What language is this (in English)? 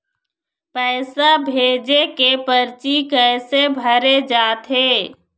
Chhattisgarhi